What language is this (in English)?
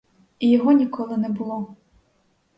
Ukrainian